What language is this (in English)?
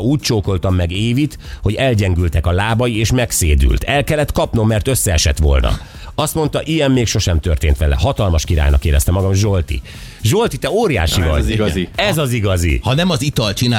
Hungarian